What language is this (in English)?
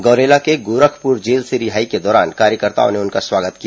Hindi